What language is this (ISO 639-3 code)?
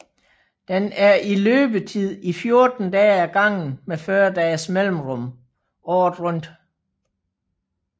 dan